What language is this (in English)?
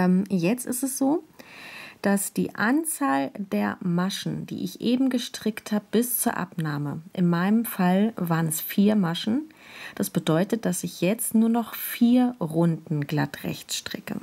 German